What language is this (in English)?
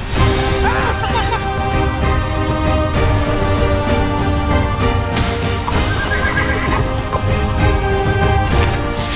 Romanian